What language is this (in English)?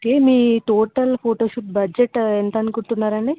Telugu